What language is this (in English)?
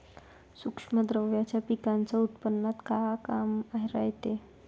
Marathi